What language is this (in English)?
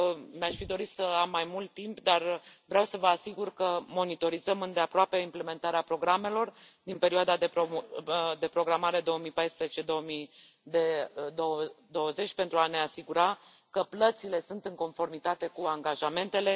Romanian